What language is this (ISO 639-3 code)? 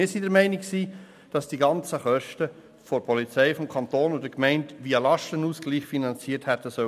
gsw